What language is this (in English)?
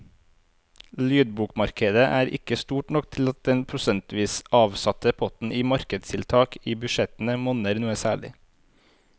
Norwegian